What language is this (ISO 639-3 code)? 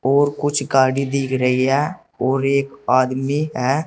hin